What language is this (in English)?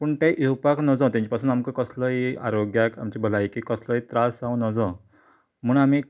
Konkani